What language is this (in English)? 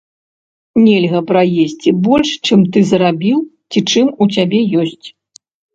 Belarusian